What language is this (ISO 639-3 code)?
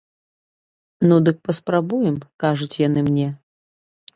bel